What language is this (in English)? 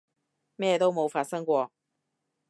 Cantonese